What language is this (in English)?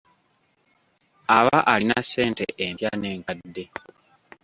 Ganda